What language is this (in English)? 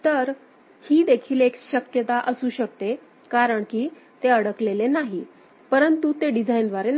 Marathi